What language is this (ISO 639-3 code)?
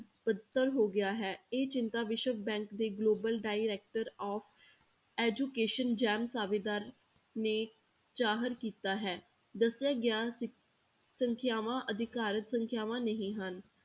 pan